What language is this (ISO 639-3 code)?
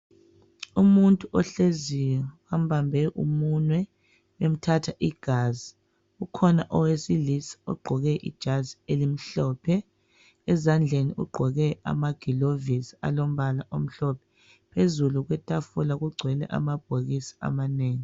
nde